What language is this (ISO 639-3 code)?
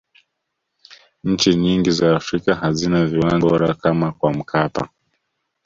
swa